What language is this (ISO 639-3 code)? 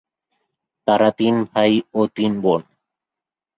ben